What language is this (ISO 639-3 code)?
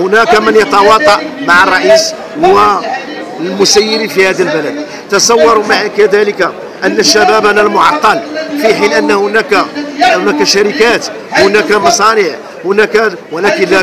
ara